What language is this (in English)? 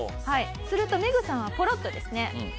Japanese